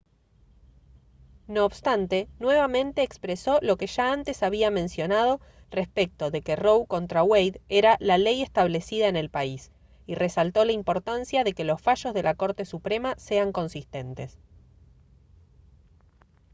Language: Spanish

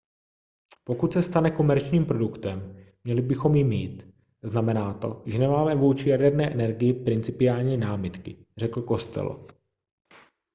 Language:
Czech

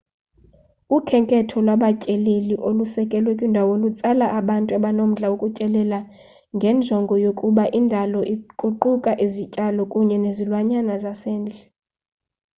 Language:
Xhosa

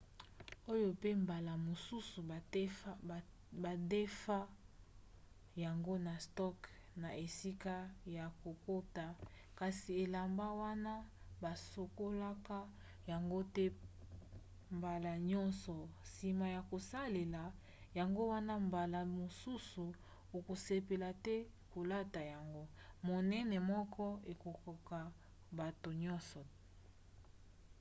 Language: Lingala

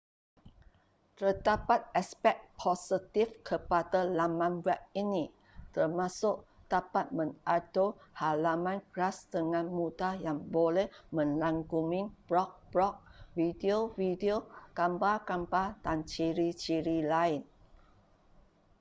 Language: Malay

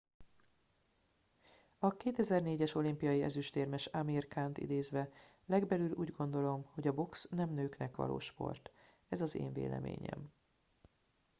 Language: Hungarian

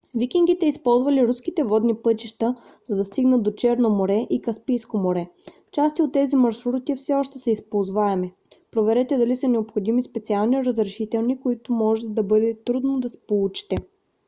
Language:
Bulgarian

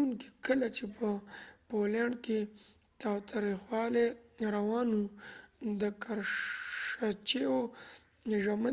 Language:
Pashto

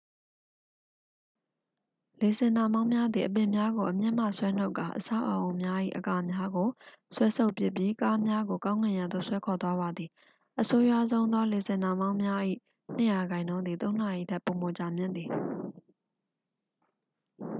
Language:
Burmese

